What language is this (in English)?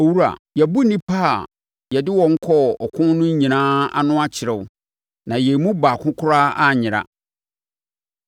Akan